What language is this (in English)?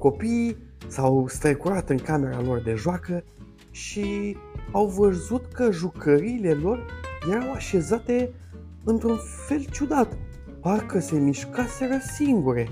Romanian